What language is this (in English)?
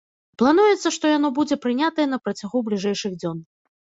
Belarusian